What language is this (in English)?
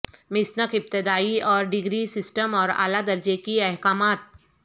Urdu